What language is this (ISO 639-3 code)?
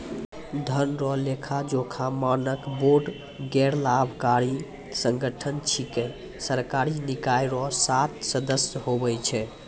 mai